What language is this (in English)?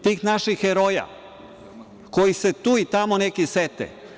Serbian